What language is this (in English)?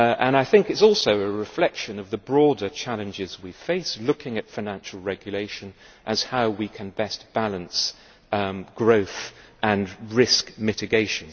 English